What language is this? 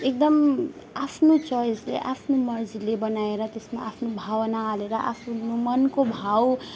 Nepali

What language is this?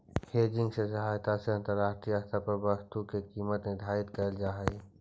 Magahi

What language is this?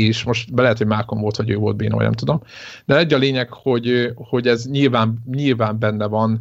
Hungarian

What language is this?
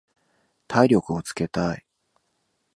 Japanese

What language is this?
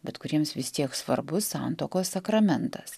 Lithuanian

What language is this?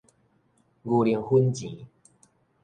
Min Nan Chinese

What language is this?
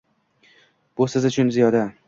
Uzbek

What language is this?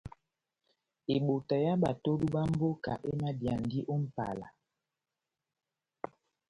Batanga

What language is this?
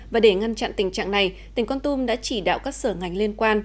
Vietnamese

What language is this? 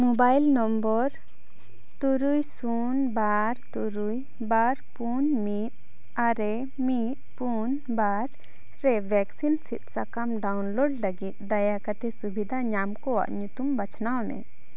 Santali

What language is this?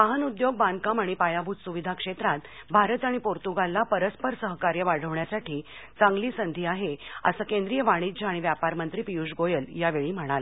Marathi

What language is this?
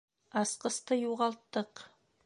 Bashkir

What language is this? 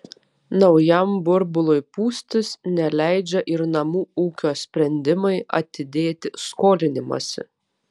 Lithuanian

